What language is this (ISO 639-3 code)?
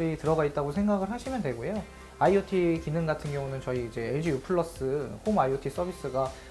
kor